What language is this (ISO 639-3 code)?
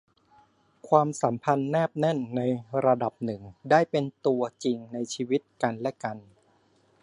tha